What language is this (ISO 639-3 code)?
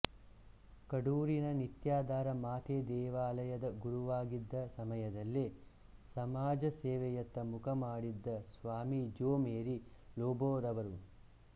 kan